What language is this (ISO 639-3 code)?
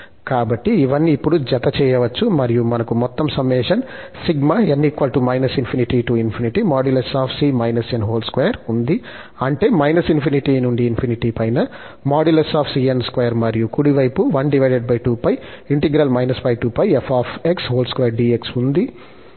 tel